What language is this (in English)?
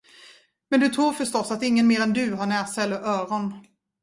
Swedish